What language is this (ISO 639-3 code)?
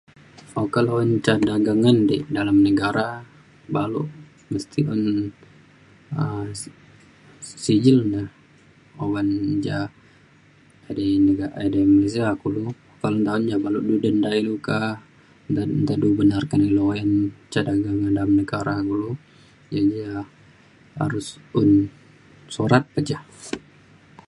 xkl